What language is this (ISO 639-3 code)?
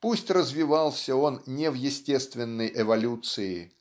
rus